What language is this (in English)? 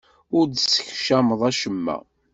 Kabyle